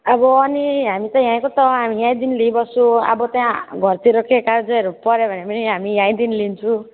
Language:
Nepali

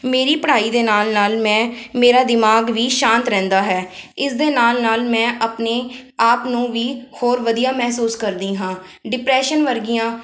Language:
Punjabi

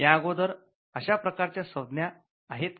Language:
Marathi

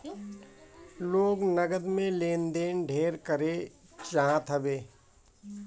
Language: Bhojpuri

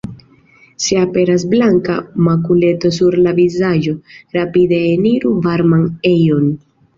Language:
Esperanto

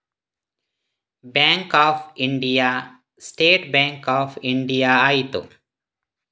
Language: Kannada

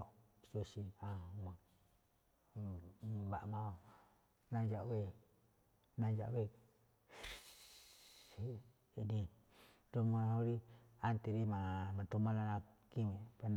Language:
Malinaltepec Me'phaa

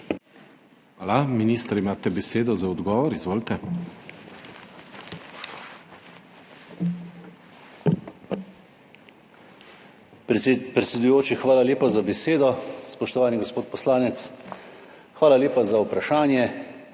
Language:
Slovenian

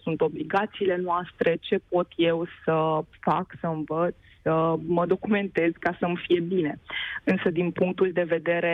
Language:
Romanian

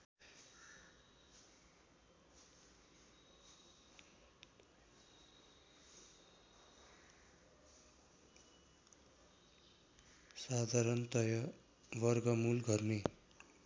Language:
Nepali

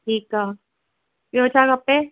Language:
Sindhi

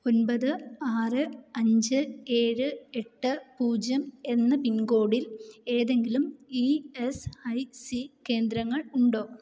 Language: Malayalam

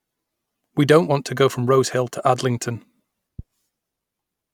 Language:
English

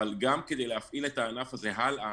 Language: Hebrew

